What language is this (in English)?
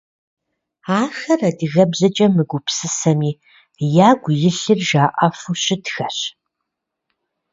Kabardian